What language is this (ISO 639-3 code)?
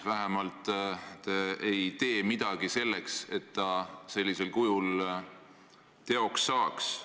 est